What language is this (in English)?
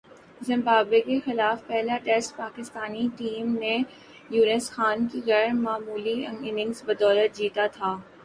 Urdu